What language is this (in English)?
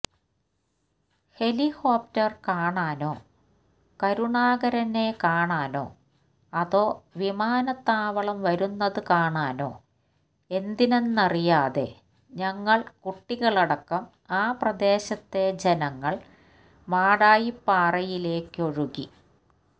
Malayalam